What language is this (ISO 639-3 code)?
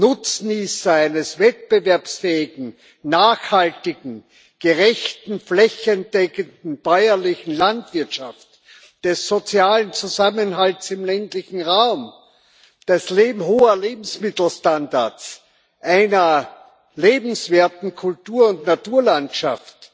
deu